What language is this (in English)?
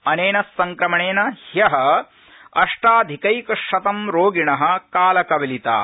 Sanskrit